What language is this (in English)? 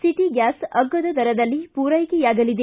Kannada